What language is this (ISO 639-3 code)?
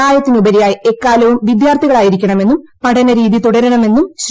mal